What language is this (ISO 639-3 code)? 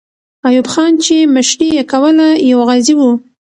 pus